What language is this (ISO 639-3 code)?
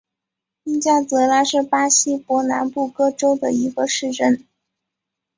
zho